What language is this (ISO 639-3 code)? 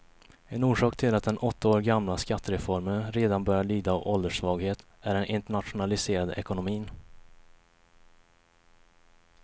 swe